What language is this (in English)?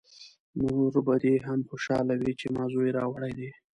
Pashto